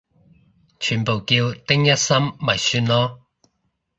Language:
Cantonese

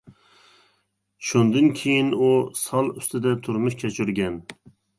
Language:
Uyghur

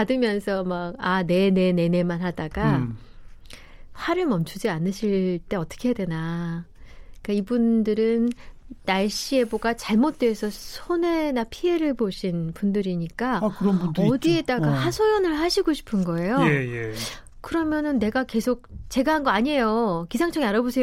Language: Korean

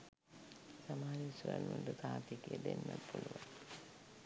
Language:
Sinhala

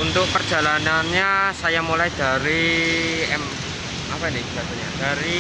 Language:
Indonesian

